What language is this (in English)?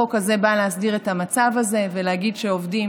Hebrew